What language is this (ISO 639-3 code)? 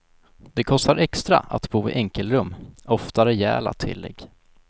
swe